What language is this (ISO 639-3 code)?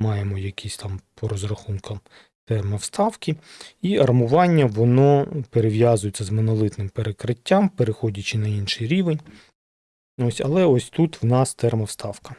ukr